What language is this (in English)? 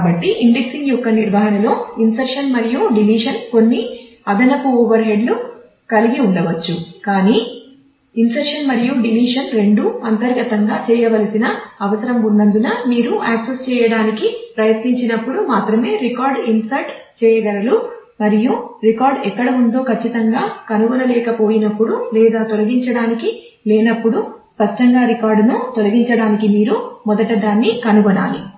Telugu